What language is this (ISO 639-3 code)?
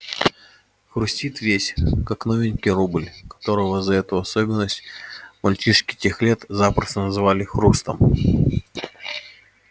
rus